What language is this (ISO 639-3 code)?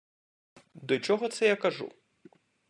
ukr